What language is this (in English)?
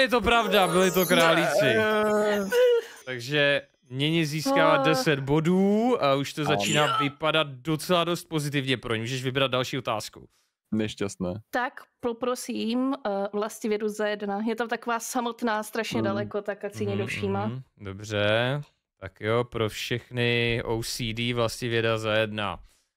Czech